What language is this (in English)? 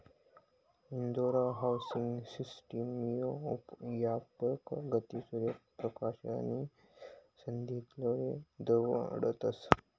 Marathi